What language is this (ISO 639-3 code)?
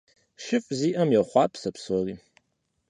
kbd